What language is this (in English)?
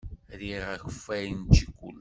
Kabyle